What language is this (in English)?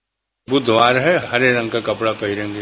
Hindi